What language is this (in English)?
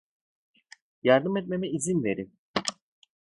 Turkish